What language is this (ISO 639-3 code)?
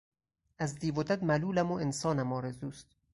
fas